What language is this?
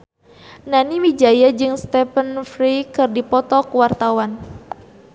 Sundanese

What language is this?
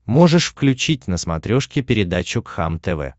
Russian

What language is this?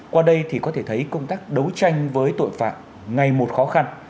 Vietnamese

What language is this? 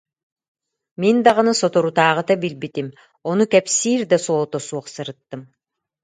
Yakut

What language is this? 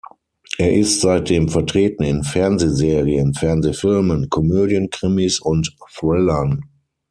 German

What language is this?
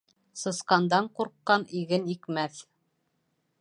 Bashkir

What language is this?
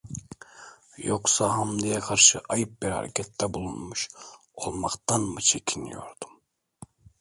Turkish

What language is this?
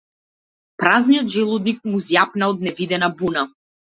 Macedonian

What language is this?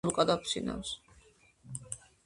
Georgian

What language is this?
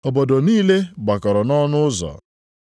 Igbo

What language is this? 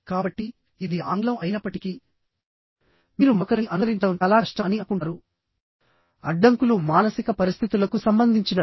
Telugu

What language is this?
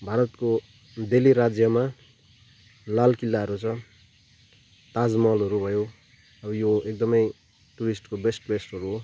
Nepali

